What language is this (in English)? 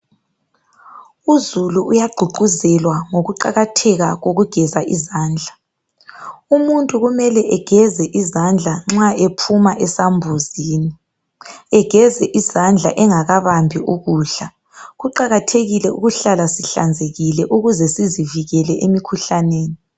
North Ndebele